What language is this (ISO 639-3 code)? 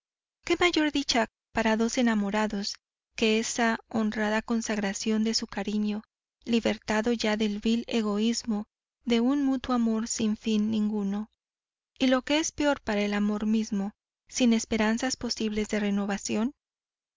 spa